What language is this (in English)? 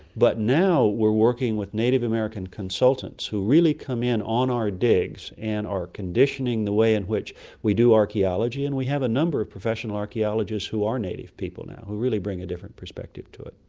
English